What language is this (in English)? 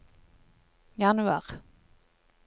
Norwegian